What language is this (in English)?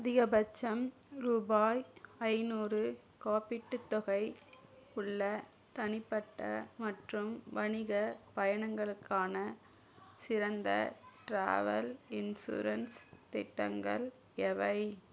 Tamil